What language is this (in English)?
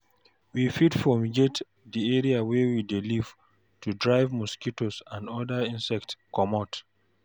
Nigerian Pidgin